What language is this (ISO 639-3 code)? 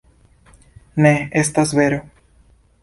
epo